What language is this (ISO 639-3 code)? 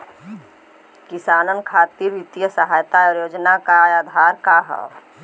bho